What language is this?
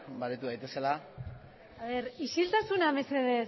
Basque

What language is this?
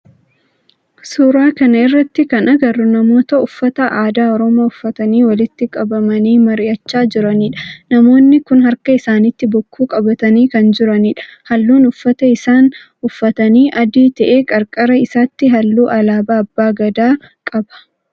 Oromo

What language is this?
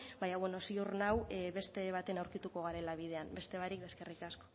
Basque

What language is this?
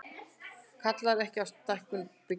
Icelandic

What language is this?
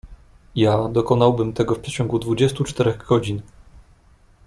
Polish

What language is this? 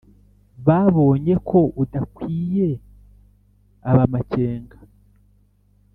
Kinyarwanda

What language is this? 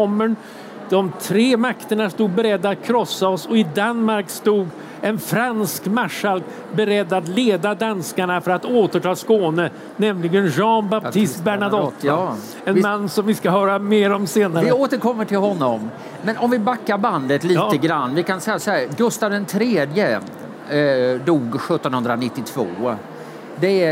Swedish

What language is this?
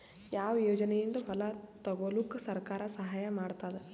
Kannada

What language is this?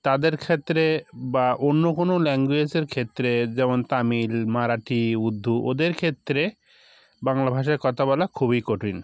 Bangla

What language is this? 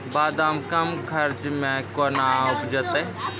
Maithili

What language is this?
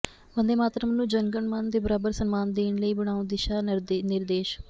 Punjabi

